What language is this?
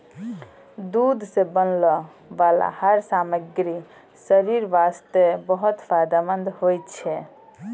Maithili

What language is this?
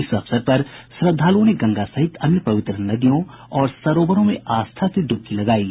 Hindi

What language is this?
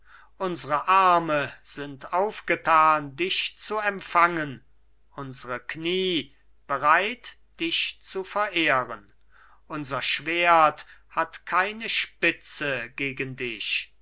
German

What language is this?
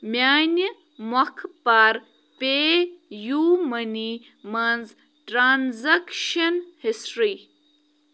Kashmiri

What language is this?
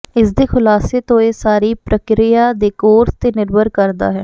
Punjabi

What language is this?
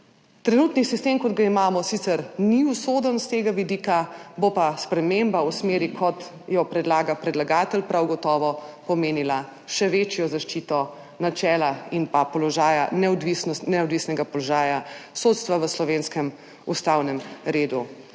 Slovenian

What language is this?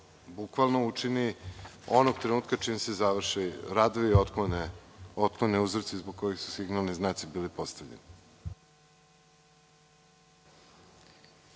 Serbian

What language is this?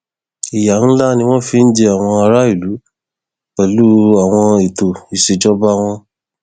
Yoruba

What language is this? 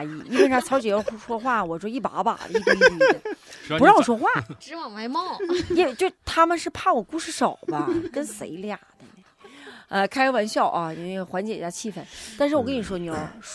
Chinese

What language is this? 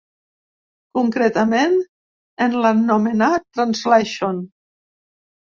Catalan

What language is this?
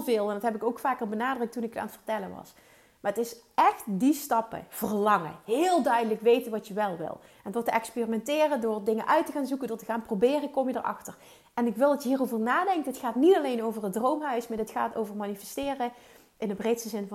Dutch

